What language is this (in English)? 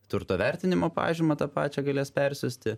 Lithuanian